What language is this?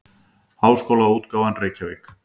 Icelandic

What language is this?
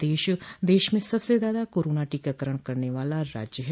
Hindi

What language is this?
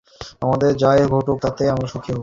Bangla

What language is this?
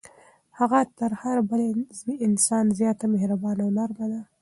Pashto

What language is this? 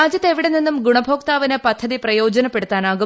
Malayalam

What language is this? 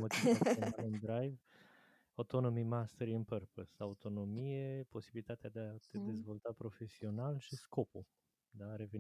Romanian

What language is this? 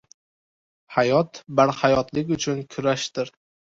Uzbek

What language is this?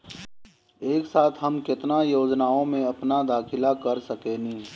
Bhojpuri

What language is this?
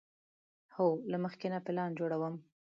Pashto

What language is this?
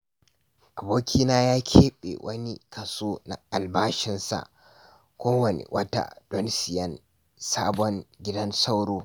Hausa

